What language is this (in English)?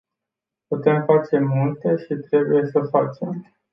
Romanian